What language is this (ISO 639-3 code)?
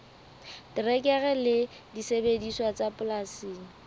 sot